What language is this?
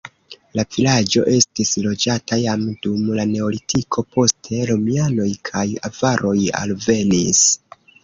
Esperanto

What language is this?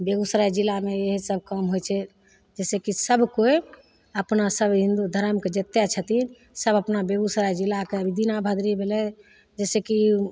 Maithili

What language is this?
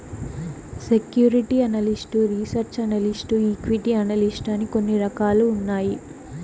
Telugu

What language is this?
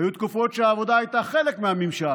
Hebrew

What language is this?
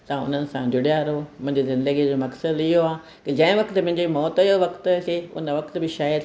Sindhi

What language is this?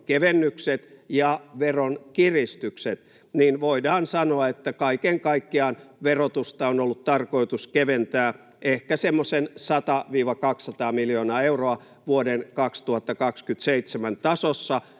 Finnish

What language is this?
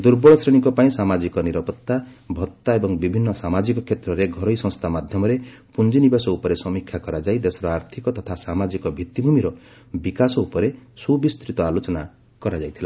Odia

